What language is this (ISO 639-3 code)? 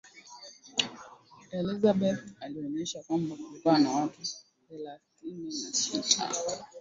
swa